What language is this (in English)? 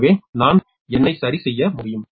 Tamil